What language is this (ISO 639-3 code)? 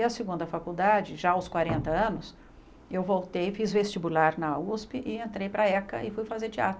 por